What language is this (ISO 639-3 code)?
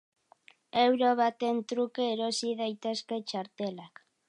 eus